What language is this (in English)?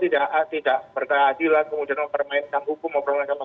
Indonesian